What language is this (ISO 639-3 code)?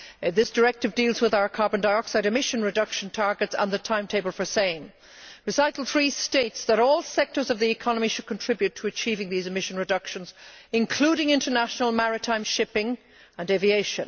eng